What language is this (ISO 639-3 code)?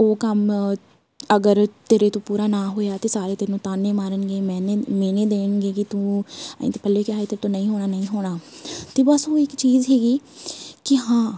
pan